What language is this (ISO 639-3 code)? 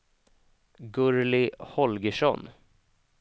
swe